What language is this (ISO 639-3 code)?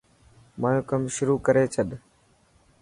mki